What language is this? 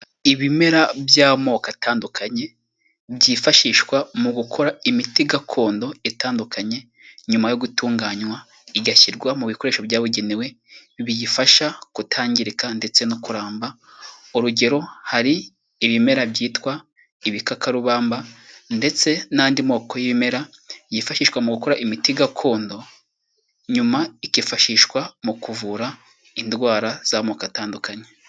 Kinyarwanda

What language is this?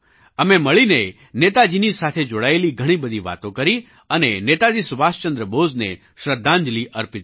Gujarati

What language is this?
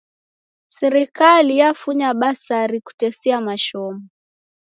Taita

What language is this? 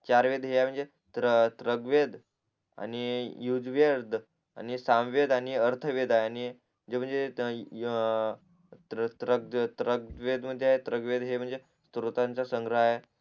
Marathi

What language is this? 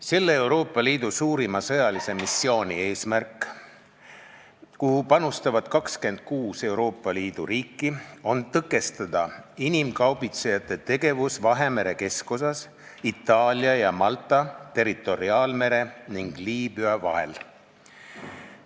Estonian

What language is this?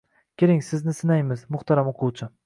Uzbek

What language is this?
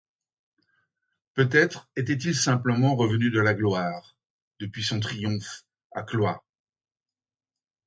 French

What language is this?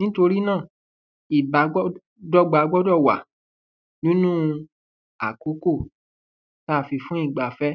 Yoruba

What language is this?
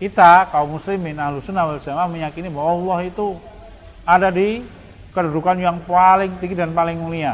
Indonesian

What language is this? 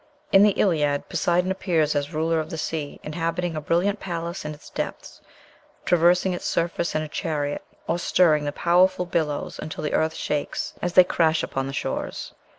English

